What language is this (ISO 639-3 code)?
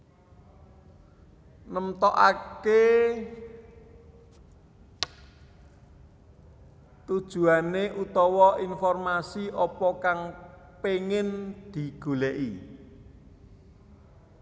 jav